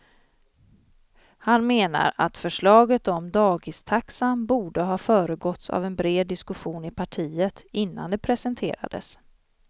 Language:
Swedish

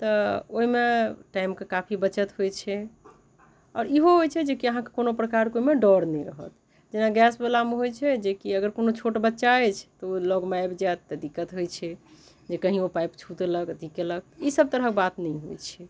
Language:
Maithili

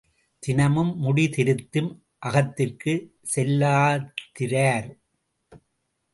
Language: Tamil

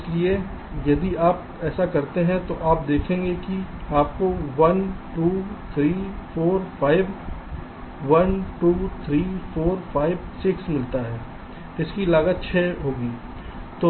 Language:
Hindi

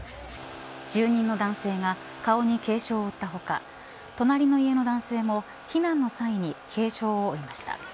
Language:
Japanese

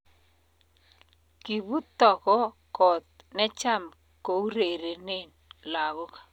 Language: Kalenjin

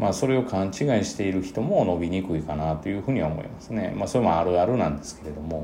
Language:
Japanese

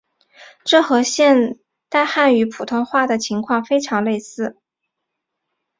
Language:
Chinese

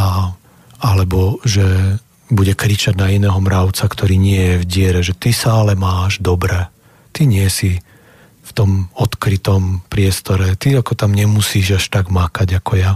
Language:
Slovak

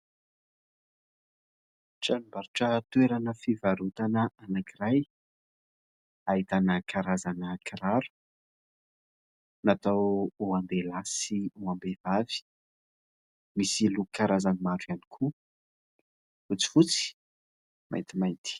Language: Malagasy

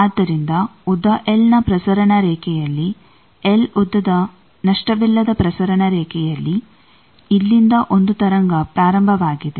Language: Kannada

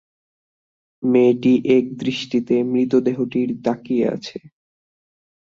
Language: Bangla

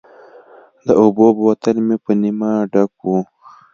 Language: Pashto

